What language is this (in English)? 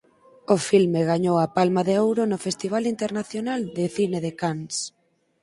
Galician